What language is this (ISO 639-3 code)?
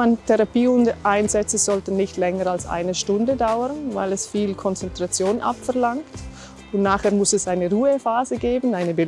deu